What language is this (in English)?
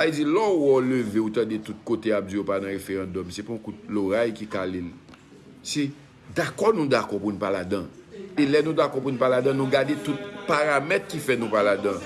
French